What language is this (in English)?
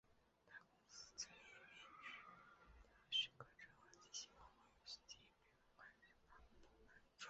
Chinese